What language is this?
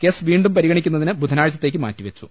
Malayalam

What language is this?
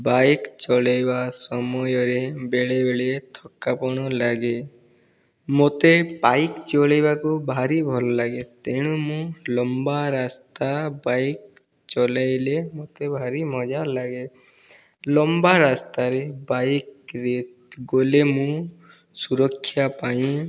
Odia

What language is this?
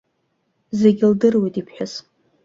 Abkhazian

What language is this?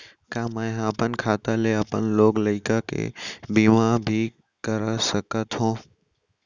Chhattisgarhi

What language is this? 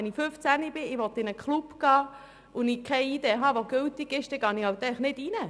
Swiss German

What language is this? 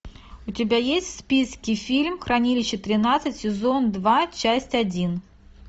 Russian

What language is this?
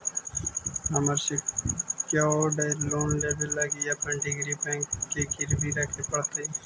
Magahi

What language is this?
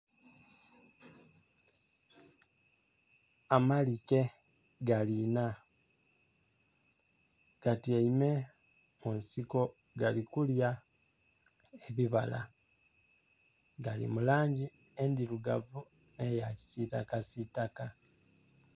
Soga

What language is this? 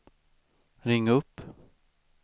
Swedish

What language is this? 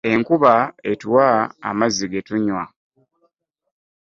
Ganda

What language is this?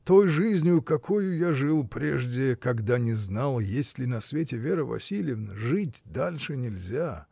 Russian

